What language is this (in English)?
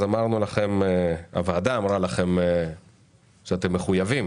Hebrew